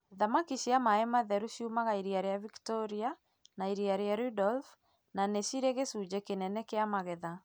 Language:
Kikuyu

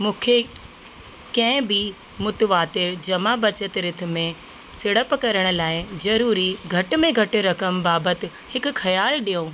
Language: Sindhi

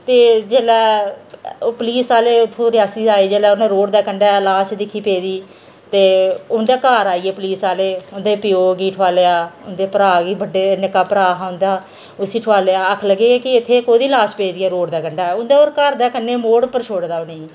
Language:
Dogri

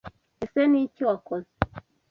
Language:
Kinyarwanda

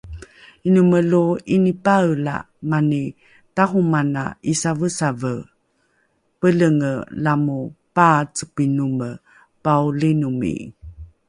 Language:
Rukai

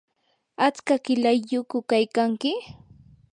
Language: Yanahuanca Pasco Quechua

